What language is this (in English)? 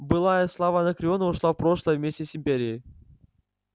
Russian